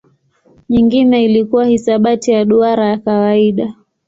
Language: Swahili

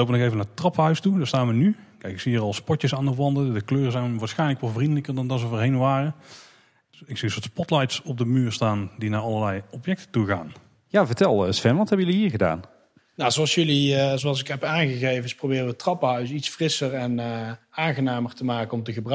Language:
Dutch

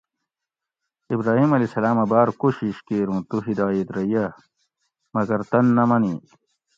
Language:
Gawri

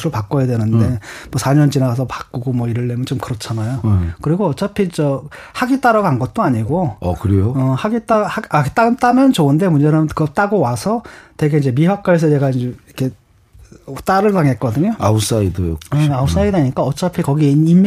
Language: Korean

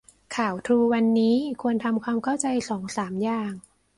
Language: Thai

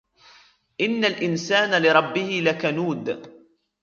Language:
Arabic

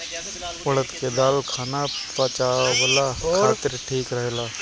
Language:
Bhojpuri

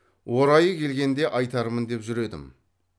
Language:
Kazakh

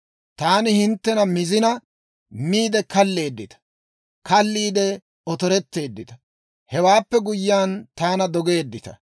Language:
Dawro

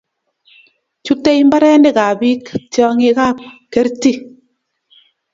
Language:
Kalenjin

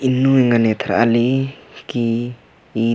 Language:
Kurukh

